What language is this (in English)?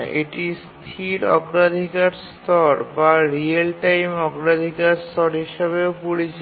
Bangla